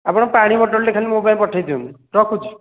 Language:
Odia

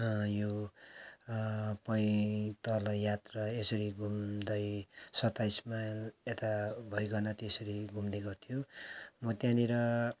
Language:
Nepali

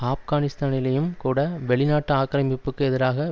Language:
Tamil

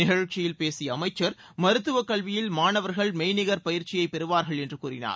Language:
Tamil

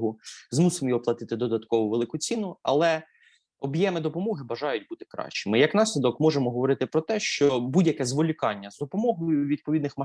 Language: Ukrainian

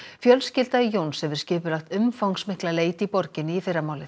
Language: Icelandic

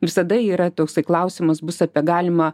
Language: Lithuanian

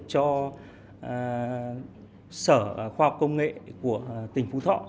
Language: Vietnamese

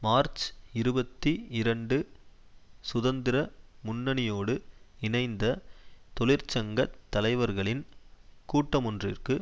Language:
Tamil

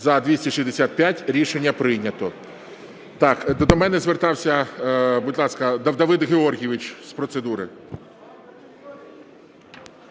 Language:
Ukrainian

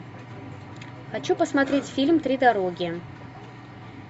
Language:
Russian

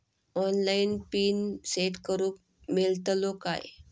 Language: Marathi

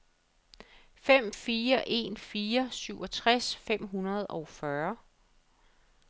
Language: Danish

